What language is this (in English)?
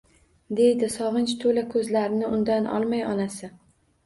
Uzbek